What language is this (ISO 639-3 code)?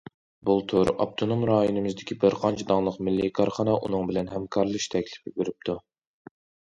uig